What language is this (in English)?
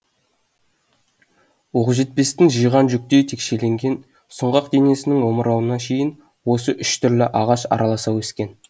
Kazakh